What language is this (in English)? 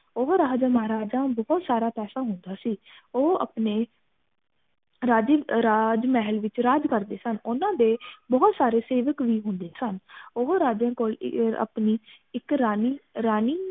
Punjabi